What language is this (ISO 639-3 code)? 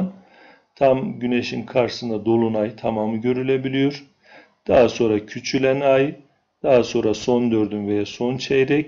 tur